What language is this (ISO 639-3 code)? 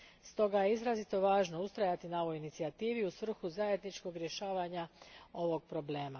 hrv